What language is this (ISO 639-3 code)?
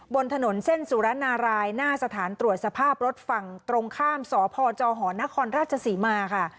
tha